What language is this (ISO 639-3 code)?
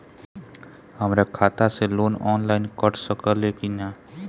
bho